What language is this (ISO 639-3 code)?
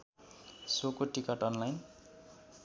nep